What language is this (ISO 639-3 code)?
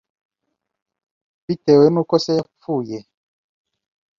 kin